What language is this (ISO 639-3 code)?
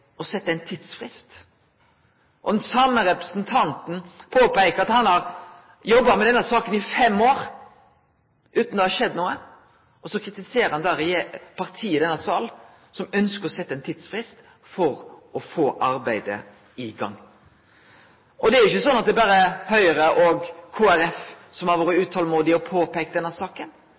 nno